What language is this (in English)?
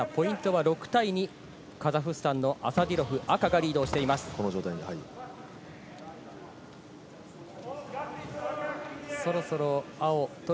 Japanese